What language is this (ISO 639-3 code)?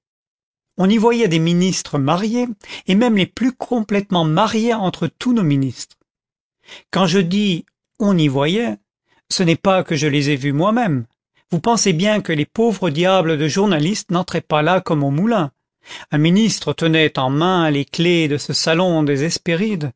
fra